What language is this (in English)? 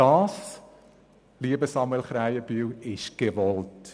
Swiss German